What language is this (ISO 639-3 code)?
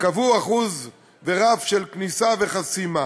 heb